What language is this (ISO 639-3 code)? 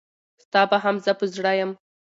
pus